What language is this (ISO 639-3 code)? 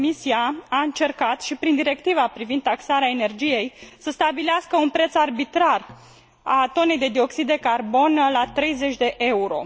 ron